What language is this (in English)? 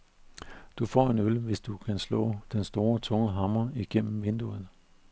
Danish